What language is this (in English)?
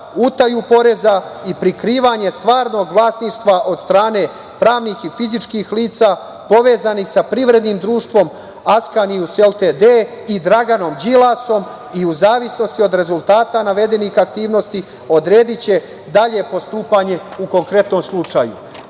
Serbian